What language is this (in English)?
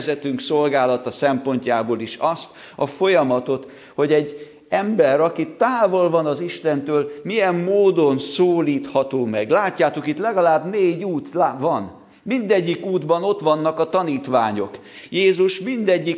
Hungarian